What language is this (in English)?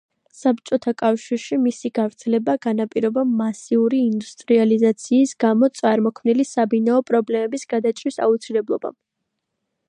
Georgian